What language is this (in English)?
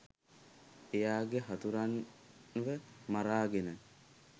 Sinhala